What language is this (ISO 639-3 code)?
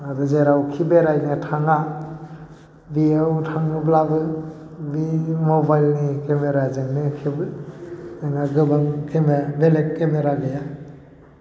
brx